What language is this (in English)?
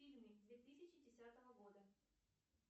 Russian